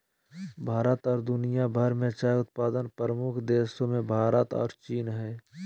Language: Magahi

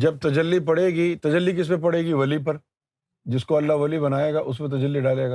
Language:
Urdu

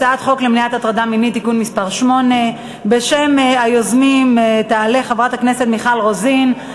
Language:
Hebrew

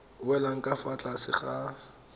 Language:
Tswana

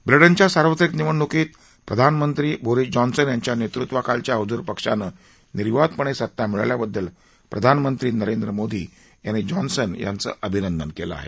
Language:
Marathi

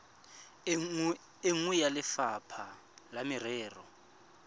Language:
Tswana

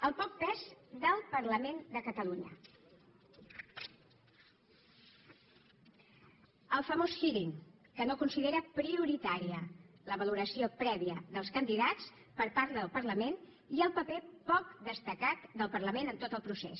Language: Catalan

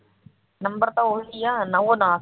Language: Punjabi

